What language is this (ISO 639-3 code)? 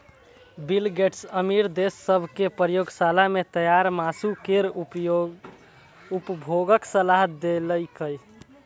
mai